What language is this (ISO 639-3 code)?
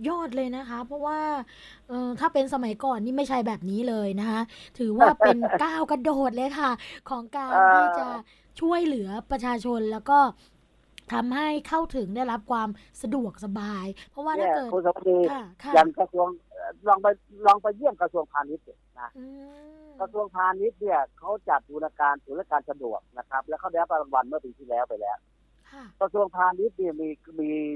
tha